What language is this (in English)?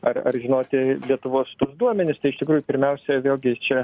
Lithuanian